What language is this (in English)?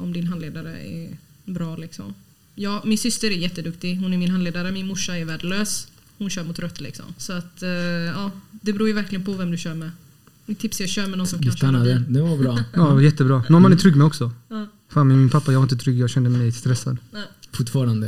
Swedish